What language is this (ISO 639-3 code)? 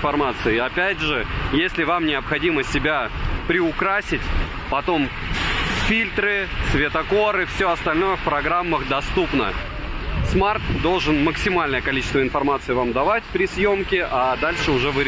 rus